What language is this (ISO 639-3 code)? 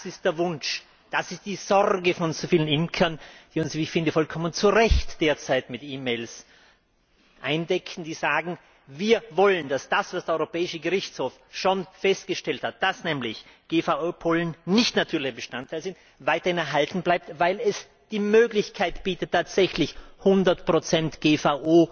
deu